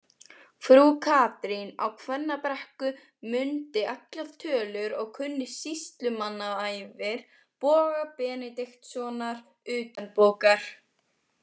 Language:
Icelandic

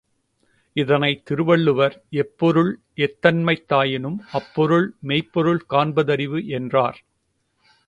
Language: Tamil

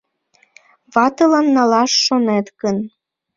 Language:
Mari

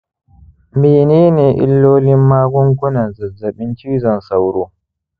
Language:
Hausa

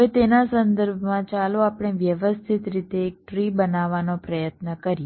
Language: Gujarati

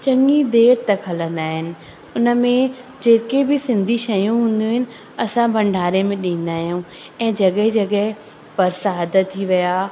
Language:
Sindhi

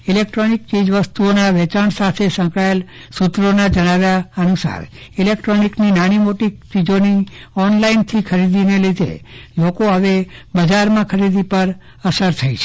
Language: Gujarati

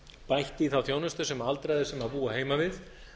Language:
Icelandic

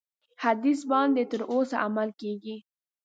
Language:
Pashto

